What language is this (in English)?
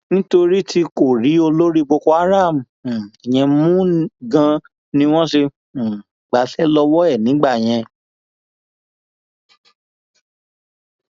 Yoruba